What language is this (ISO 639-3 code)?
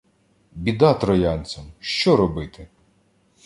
ukr